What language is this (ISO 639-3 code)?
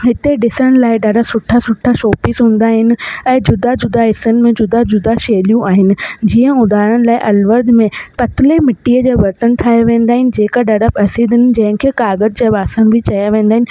snd